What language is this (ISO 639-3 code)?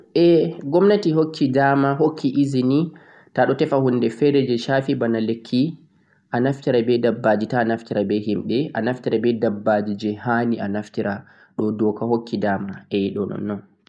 fuq